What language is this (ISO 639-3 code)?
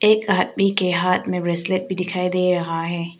hin